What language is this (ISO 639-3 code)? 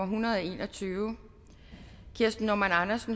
dan